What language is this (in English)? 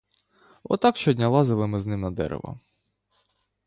Ukrainian